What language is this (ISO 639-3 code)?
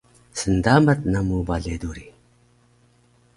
trv